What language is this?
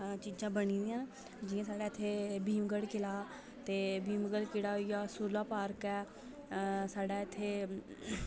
Dogri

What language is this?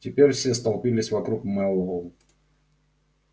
Russian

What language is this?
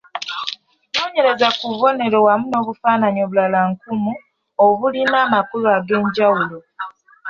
Ganda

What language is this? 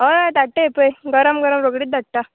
Konkani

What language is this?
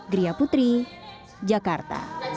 Indonesian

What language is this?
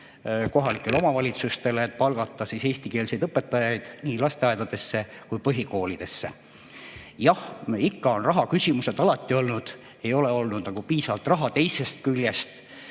Estonian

